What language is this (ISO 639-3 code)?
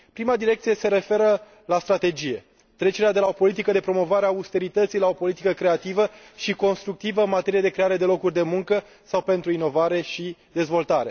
ron